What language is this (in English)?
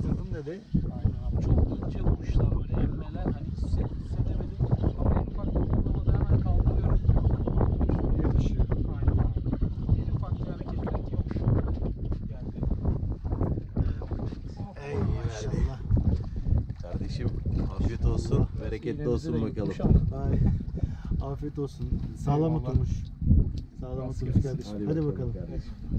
Turkish